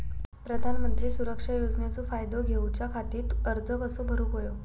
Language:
Marathi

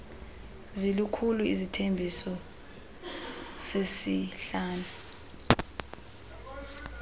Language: Xhosa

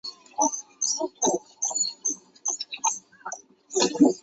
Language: Chinese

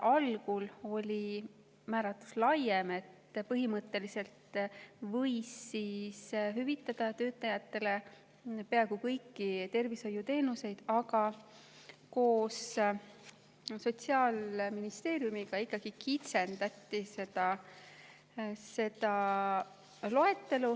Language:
Estonian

